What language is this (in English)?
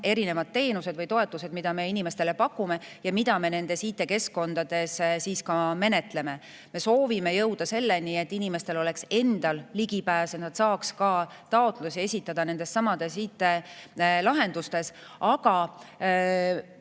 Estonian